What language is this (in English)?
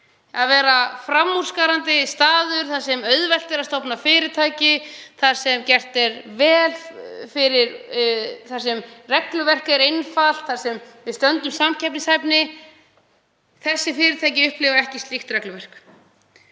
Icelandic